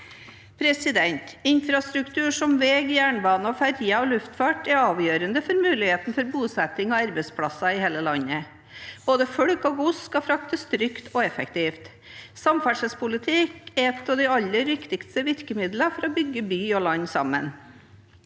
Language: Norwegian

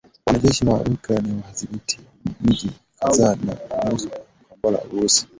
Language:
Swahili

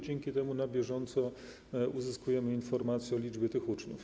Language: Polish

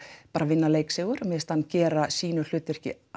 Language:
Icelandic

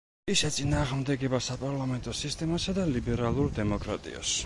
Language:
Georgian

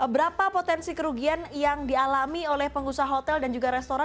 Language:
Indonesian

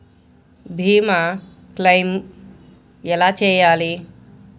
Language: Telugu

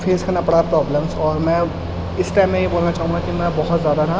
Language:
Urdu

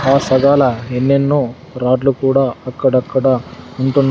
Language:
Telugu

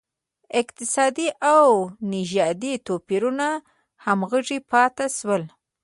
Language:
Pashto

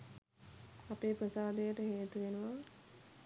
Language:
Sinhala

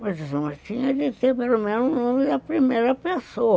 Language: Portuguese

